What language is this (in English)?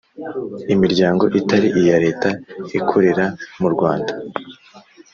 Kinyarwanda